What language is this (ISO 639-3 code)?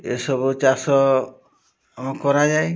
ori